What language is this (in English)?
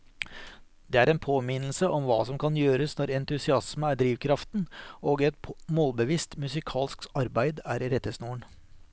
Norwegian